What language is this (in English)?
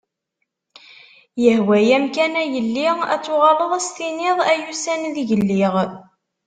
Kabyle